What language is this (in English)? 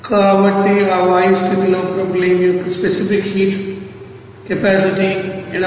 Telugu